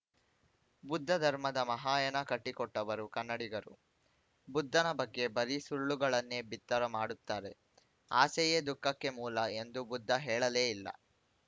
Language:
Kannada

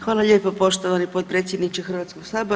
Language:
Croatian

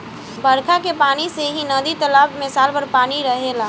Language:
Bhojpuri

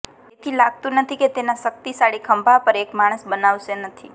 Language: Gujarati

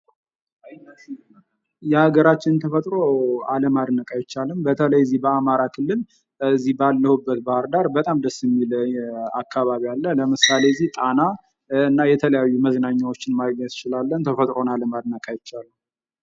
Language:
Amharic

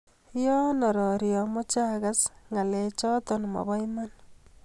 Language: Kalenjin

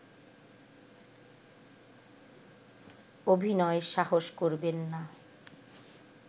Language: Bangla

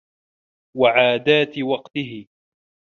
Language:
Arabic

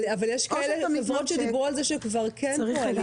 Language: Hebrew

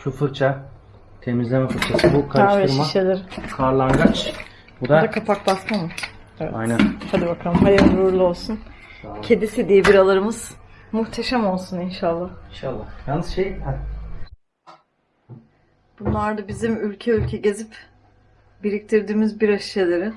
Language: Turkish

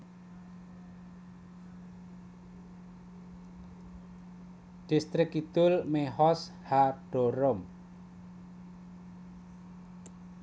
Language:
Javanese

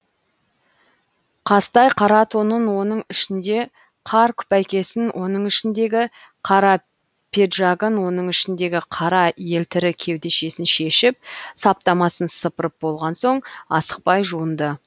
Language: Kazakh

